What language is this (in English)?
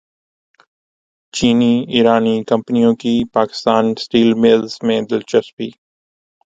Urdu